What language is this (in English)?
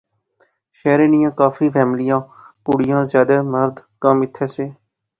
Pahari-Potwari